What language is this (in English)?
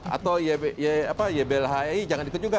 Indonesian